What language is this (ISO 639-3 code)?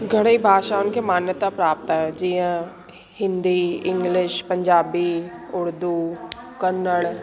snd